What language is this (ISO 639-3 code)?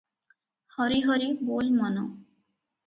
ori